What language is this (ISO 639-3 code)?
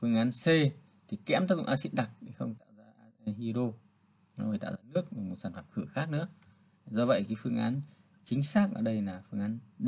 vie